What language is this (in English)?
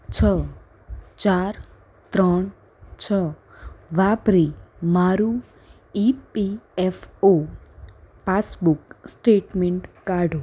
Gujarati